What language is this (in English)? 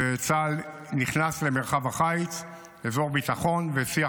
Hebrew